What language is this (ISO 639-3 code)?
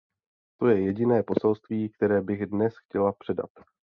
ces